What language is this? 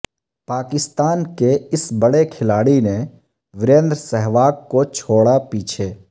Urdu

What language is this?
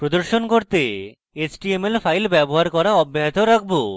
Bangla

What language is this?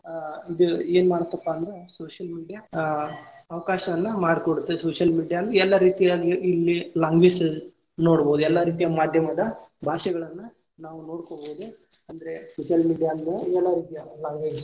Kannada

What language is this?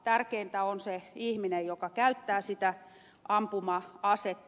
Finnish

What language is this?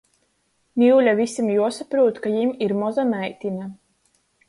Latgalian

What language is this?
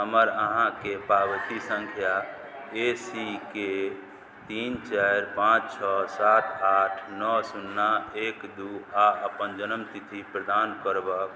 Maithili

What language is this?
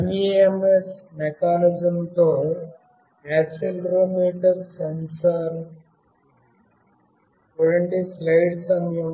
Telugu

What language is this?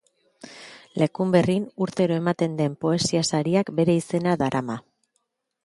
Basque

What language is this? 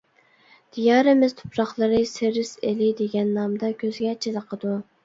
Uyghur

